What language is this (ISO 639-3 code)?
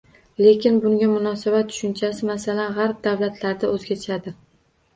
uzb